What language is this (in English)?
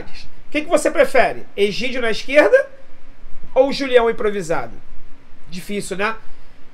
Portuguese